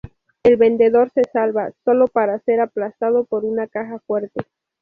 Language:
Spanish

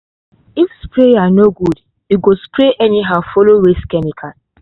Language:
Nigerian Pidgin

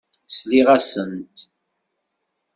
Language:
Kabyle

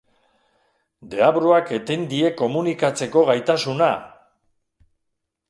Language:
Basque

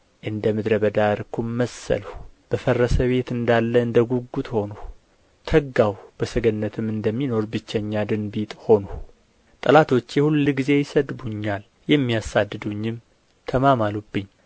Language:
Amharic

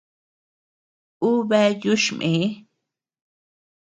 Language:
Tepeuxila Cuicatec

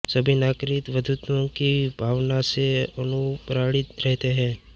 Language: Hindi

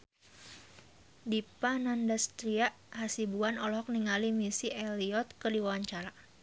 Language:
Sundanese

